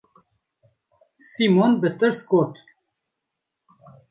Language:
Kurdish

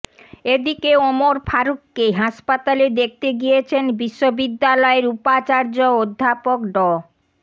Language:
Bangla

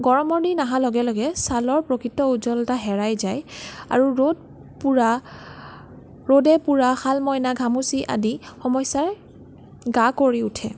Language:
Assamese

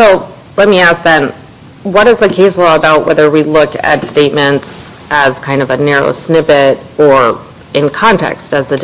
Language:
English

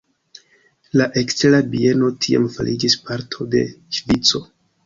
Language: Esperanto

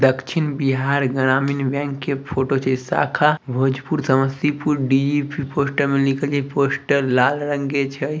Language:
Magahi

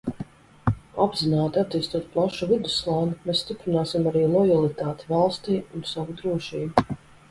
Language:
Latvian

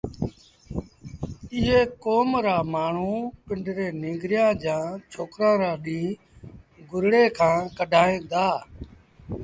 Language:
Sindhi Bhil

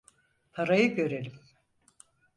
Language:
Turkish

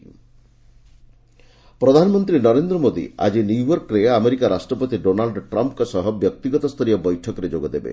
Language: Odia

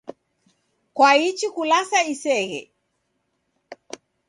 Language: Taita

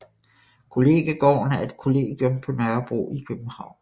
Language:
Danish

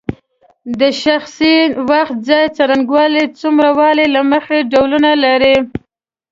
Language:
Pashto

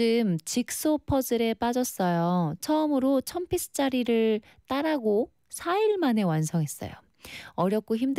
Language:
Korean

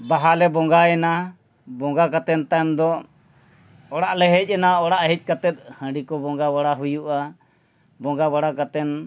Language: Santali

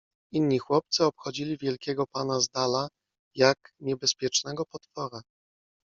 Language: Polish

